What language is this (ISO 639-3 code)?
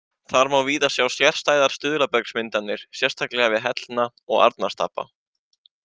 isl